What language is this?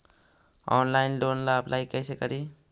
Magahi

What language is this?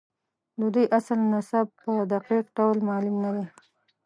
Pashto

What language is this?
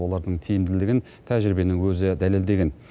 Kazakh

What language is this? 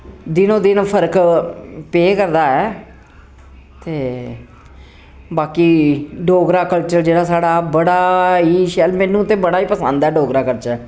Dogri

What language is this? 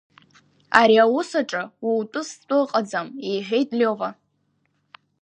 Abkhazian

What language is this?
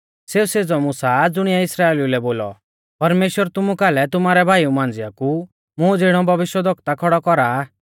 Mahasu Pahari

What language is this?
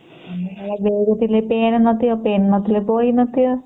Odia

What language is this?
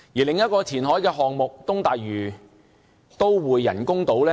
Cantonese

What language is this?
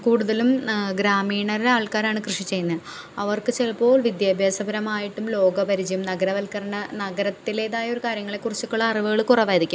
Malayalam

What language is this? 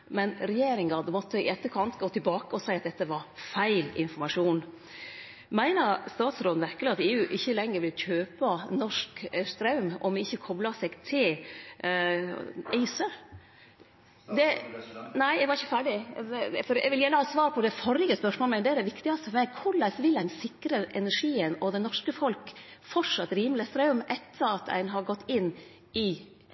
Norwegian Nynorsk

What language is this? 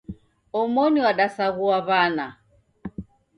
Taita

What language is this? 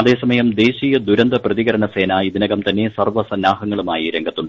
Malayalam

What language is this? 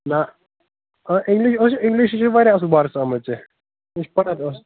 Kashmiri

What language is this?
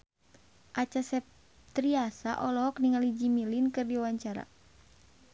Sundanese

